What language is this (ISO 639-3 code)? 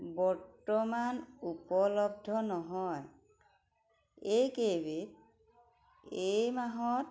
asm